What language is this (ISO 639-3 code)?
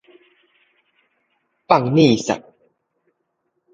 nan